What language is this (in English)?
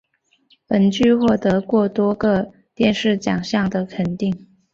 Chinese